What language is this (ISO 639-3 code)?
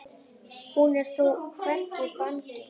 isl